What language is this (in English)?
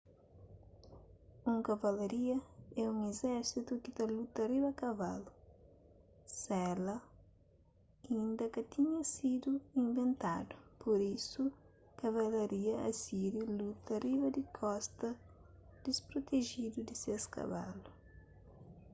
Kabuverdianu